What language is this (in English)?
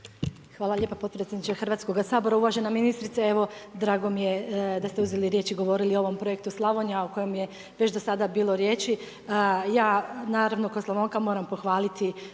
Croatian